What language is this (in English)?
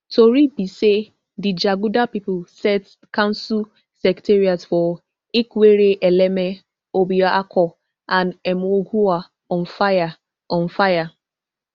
Nigerian Pidgin